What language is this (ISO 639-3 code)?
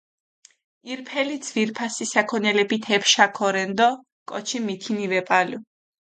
xmf